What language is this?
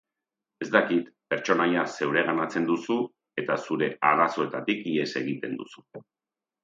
Basque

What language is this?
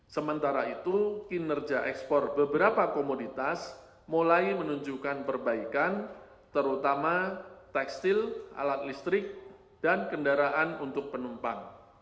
Indonesian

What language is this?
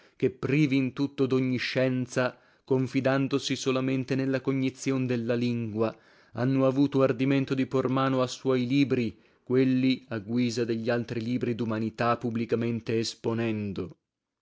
Italian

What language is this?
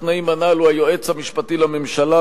Hebrew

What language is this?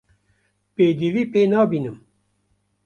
Kurdish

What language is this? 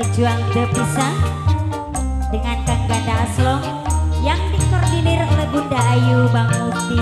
Indonesian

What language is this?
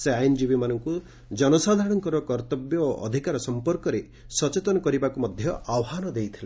Odia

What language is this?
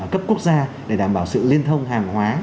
Vietnamese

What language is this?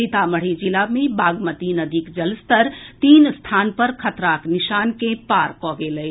Maithili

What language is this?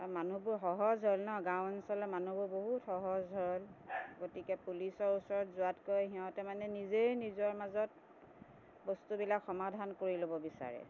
Assamese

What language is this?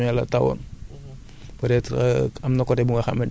Wolof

